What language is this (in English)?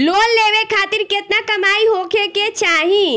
Bhojpuri